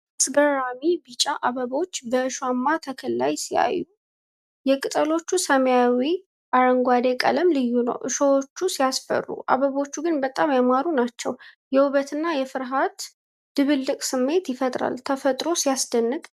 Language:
Amharic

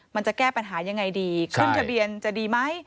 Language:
Thai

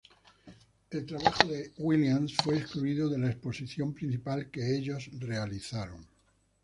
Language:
Spanish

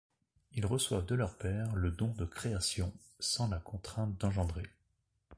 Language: French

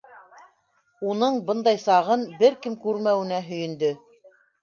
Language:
Bashkir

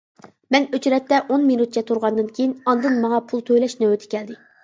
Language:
Uyghur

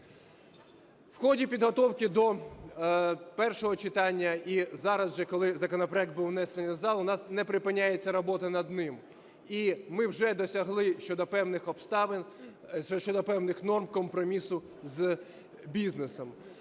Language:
Ukrainian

